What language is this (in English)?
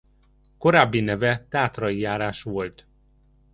Hungarian